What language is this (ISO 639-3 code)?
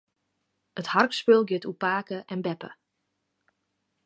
fry